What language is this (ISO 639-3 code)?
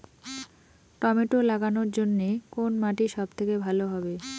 ben